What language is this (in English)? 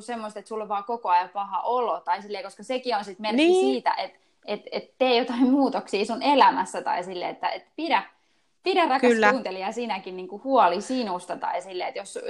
Finnish